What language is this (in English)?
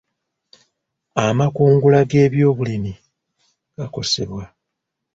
Ganda